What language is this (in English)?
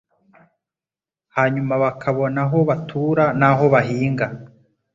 Kinyarwanda